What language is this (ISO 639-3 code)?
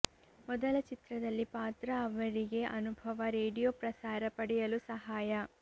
kan